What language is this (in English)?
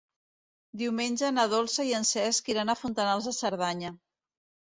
Catalan